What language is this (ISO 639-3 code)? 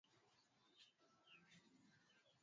swa